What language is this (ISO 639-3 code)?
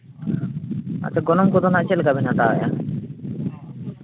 sat